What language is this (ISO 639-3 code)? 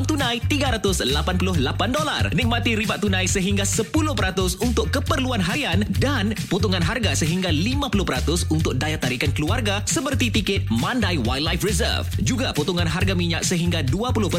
msa